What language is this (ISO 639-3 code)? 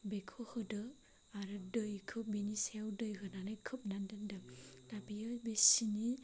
brx